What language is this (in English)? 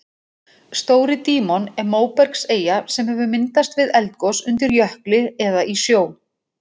Icelandic